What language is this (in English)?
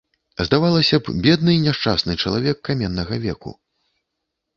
Belarusian